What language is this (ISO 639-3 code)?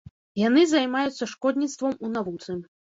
bel